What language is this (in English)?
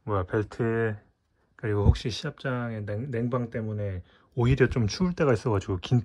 Korean